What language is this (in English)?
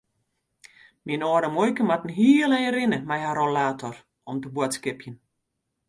Western Frisian